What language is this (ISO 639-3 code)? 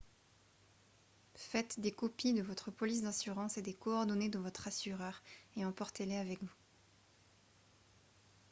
fra